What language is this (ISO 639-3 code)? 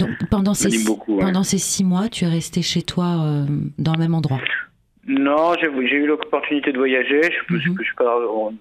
fra